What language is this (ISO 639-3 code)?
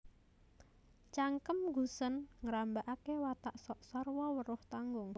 jav